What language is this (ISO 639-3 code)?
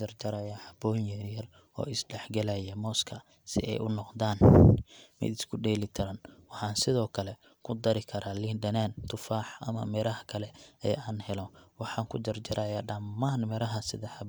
som